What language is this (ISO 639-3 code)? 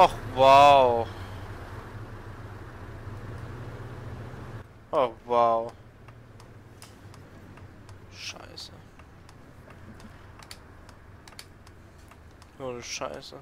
deu